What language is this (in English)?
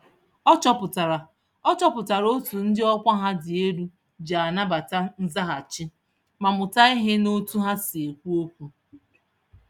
Igbo